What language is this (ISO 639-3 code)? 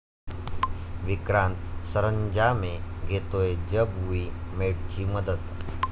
mar